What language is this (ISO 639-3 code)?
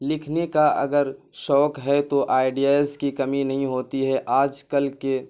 urd